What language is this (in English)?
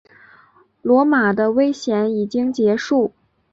Chinese